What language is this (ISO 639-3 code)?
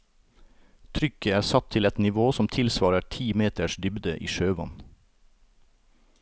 nor